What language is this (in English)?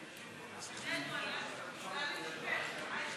Hebrew